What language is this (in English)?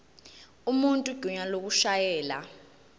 Zulu